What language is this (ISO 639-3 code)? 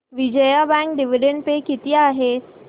mar